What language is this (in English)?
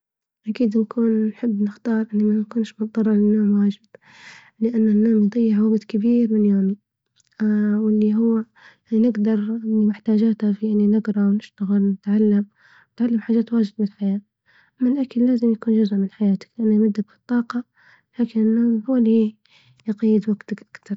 Libyan Arabic